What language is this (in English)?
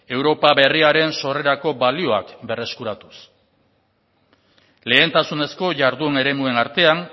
Basque